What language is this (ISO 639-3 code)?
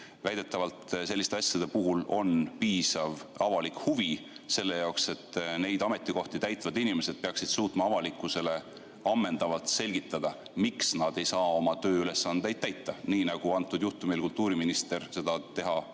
est